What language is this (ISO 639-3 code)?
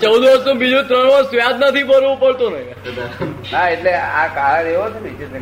guj